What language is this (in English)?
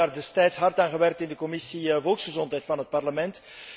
Dutch